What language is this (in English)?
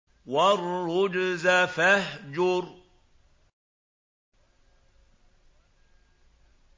Arabic